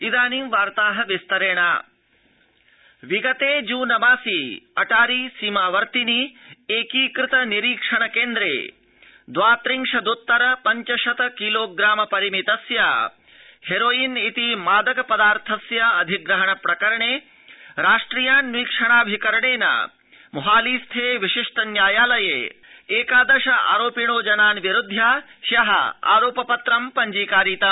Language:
Sanskrit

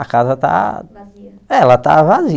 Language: Portuguese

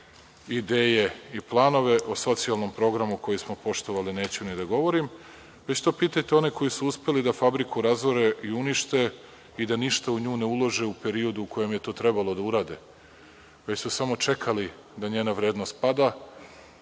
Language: Serbian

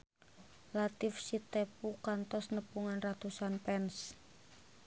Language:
Sundanese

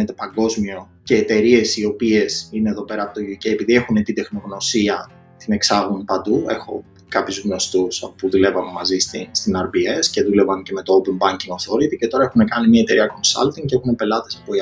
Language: Greek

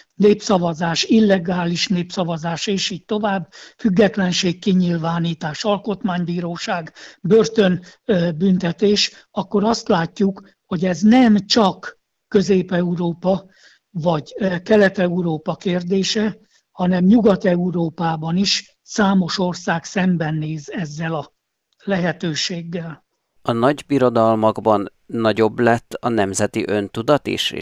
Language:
Hungarian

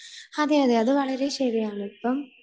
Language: Malayalam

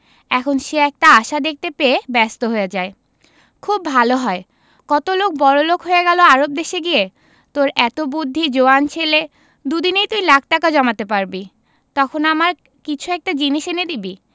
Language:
Bangla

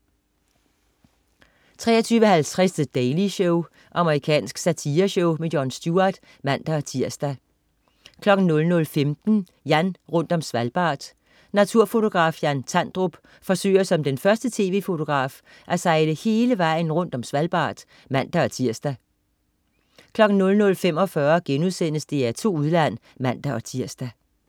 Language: Danish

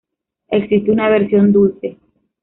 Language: Spanish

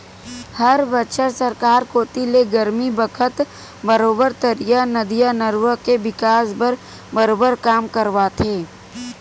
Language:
Chhattisgarhi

